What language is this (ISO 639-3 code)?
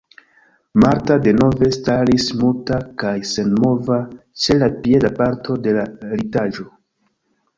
epo